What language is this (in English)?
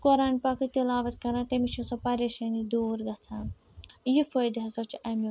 Kashmiri